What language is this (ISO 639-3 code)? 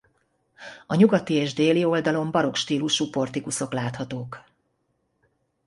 hun